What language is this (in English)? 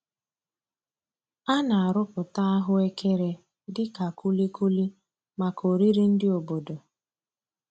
Igbo